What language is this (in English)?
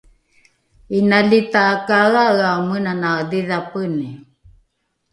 Rukai